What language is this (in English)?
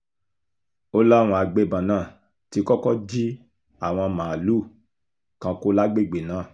Yoruba